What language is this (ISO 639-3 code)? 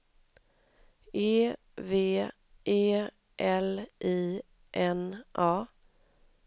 swe